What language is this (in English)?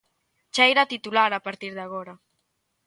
Galician